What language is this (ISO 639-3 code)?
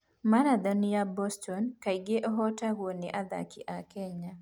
kik